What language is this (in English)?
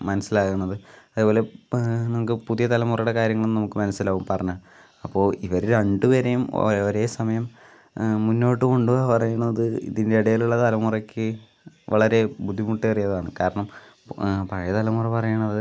Malayalam